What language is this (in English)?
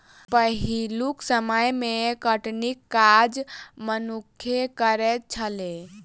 Maithili